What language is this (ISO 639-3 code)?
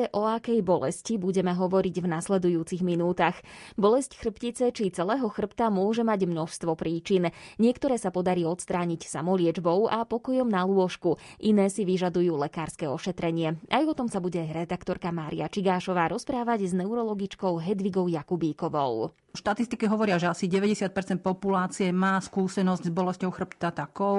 slk